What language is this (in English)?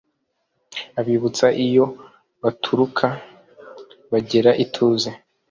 Kinyarwanda